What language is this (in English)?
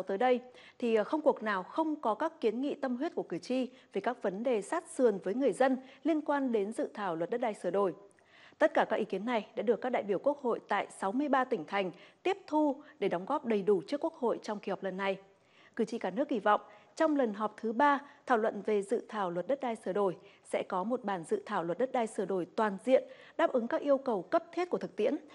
Vietnamese